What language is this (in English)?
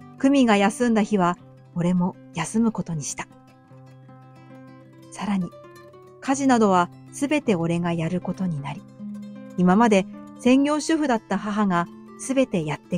Japanese